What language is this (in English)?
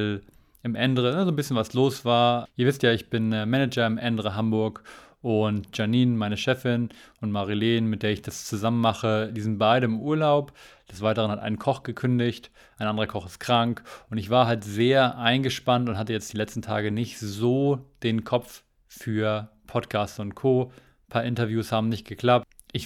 German